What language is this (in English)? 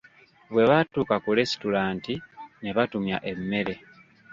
Ganda